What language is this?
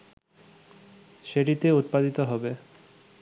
Bangla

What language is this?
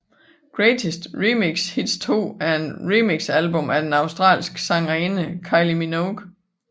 Danish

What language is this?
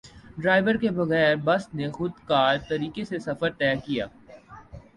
Urdu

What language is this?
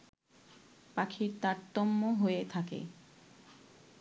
Bangla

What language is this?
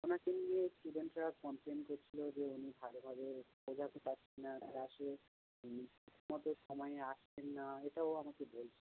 Bangla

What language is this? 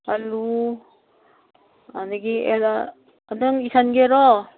Manipuri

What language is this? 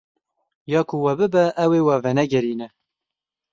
Kurdish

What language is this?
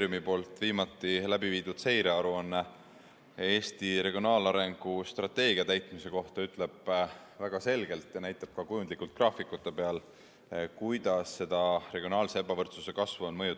Estonian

